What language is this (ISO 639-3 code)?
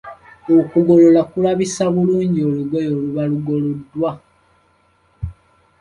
lug